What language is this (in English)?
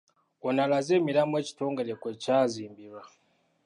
Ganda